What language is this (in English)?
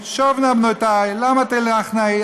Hebrew